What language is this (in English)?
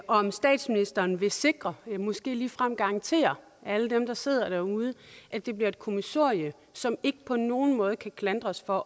Danish